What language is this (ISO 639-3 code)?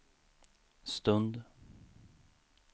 swe